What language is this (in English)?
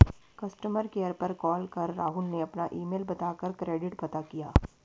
Hindi